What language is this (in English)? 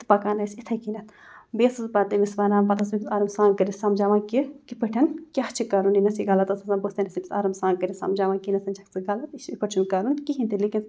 Kashmiri